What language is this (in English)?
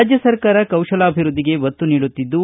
Kannada